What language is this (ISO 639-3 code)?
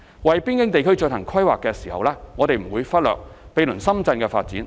yue